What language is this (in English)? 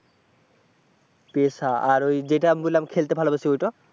Bangla